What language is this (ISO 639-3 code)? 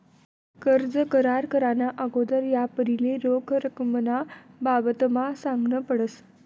mar